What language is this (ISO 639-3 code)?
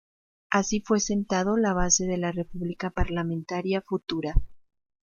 spa